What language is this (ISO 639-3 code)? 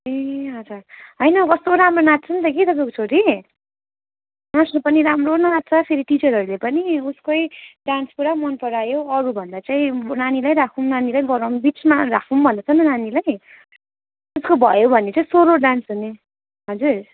nep